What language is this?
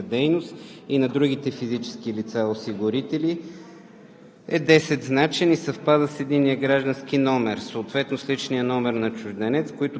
Bulgarian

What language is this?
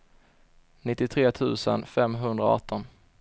Swedish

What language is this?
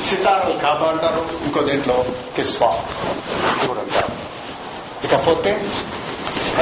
Telugu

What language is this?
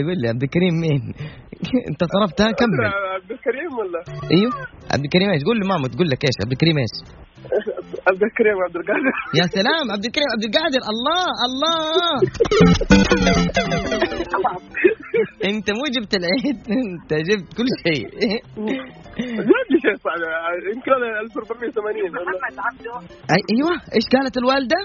Arabic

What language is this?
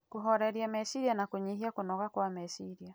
Kikuyu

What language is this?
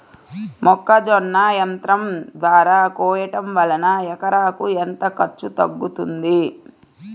Telugu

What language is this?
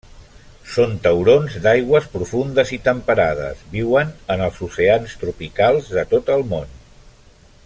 Catalan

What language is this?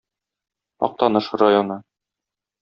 Tatar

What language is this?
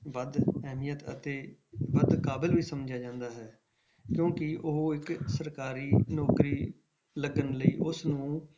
Punjabi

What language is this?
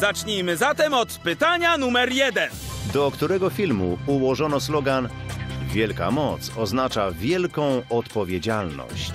Polish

